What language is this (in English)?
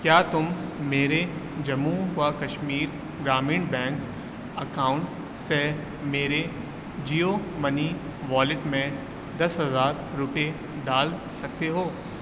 Urdu